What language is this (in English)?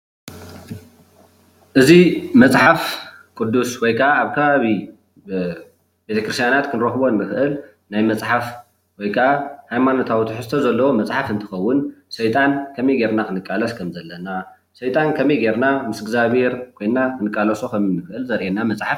Tigrinya